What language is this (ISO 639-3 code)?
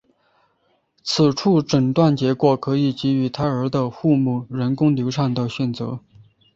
zho